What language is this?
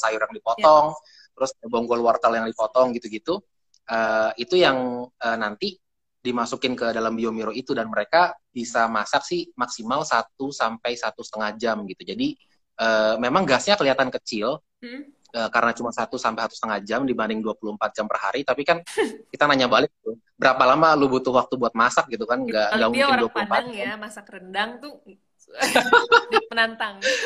Indonesian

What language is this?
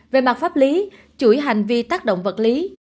Vietnamese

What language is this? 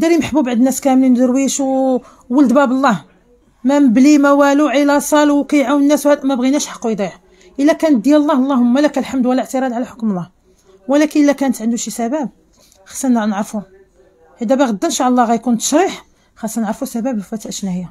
Arabic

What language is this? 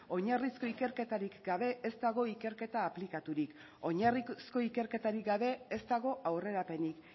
Basque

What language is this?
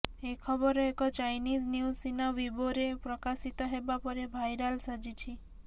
Odia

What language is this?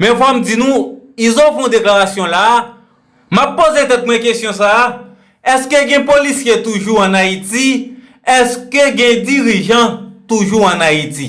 French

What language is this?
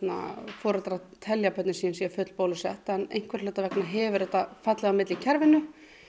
Icelandic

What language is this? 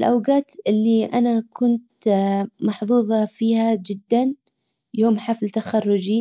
Hijazi Arabic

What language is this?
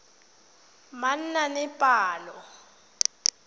Tswana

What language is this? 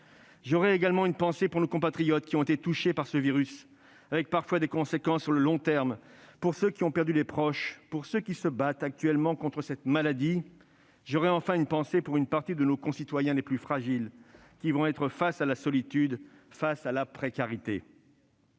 French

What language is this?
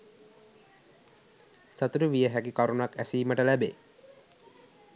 Sinhala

